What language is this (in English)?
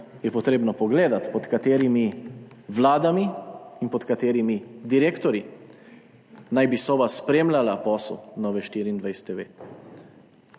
Slovenian